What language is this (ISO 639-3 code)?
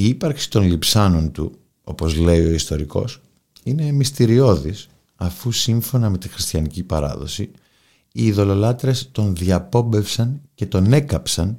ell